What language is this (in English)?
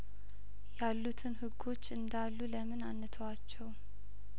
Amharic